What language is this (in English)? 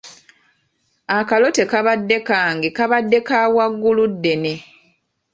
Ganda